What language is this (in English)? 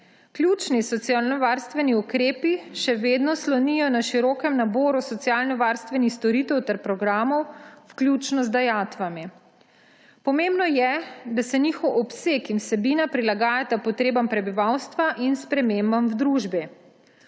Slovenian